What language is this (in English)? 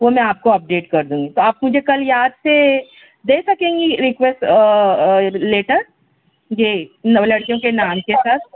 Urdu